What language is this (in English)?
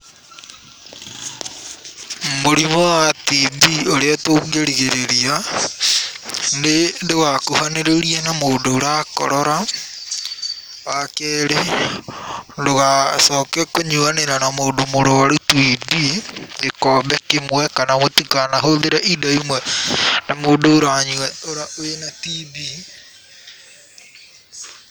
Kikuyu